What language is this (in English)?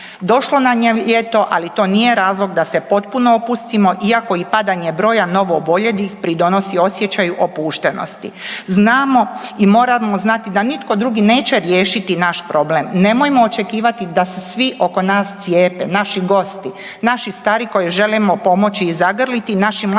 Croatian